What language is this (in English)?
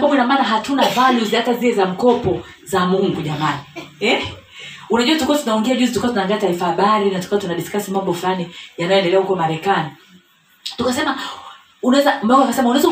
Swahili